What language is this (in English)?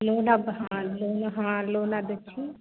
Maithili